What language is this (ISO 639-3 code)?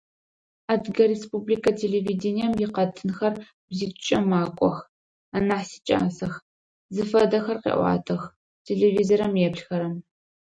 ady